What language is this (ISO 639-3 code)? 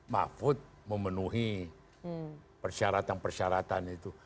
ind